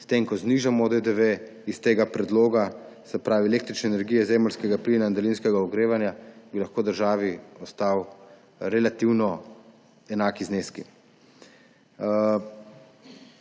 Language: Slovenian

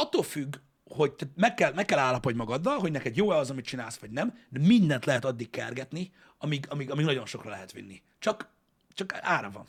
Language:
Hungarian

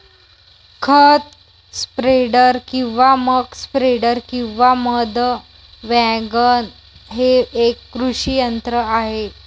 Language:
Marathi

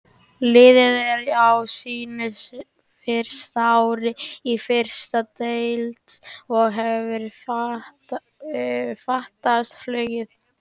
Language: Icelandic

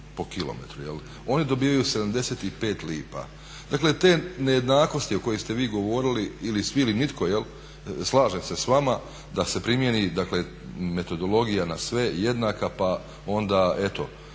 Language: Croatian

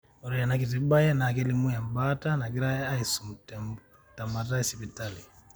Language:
Masai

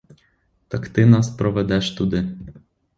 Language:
Ukrainian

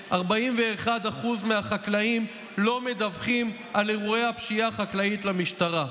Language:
Hebrew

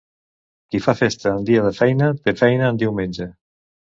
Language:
Catalan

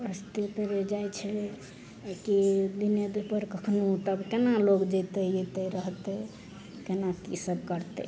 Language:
Maithili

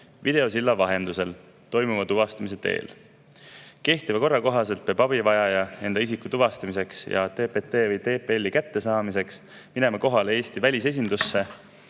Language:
Estonian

